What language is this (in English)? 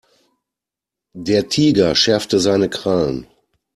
German